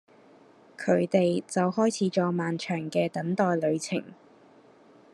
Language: Cantonese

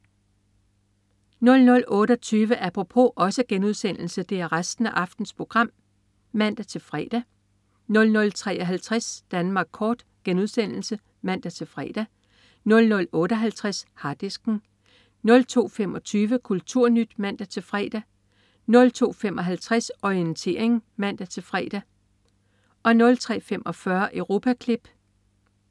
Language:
Danish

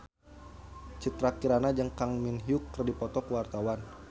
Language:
Sundanese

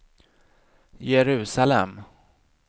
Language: Swedish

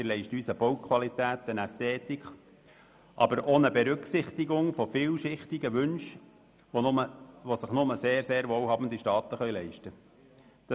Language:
Swiss German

